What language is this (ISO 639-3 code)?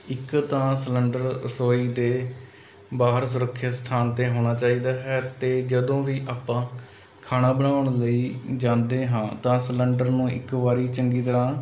pan